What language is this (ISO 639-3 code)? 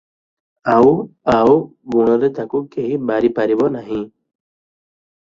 ori